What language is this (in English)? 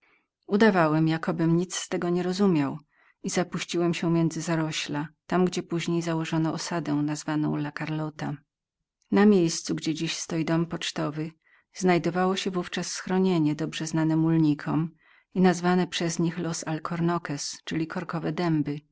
Polish